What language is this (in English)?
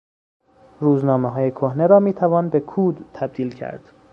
Persian